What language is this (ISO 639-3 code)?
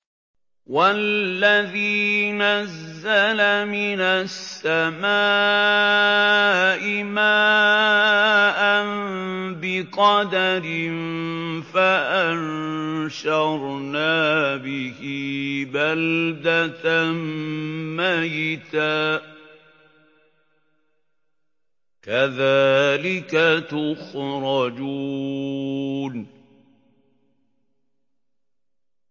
ara